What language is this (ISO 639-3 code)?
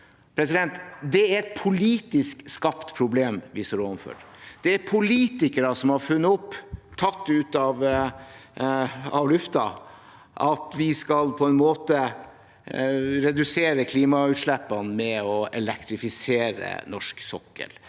nor